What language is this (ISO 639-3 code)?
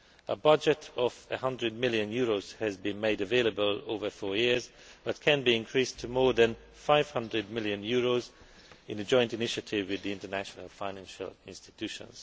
eng